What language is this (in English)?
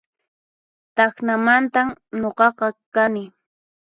Puno Quechua